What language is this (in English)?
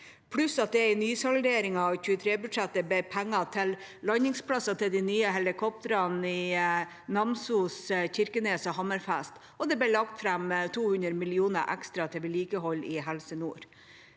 Norwegian